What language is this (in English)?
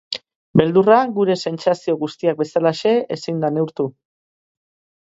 Basque